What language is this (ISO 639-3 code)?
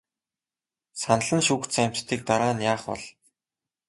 mon